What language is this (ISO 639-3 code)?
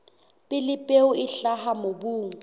sot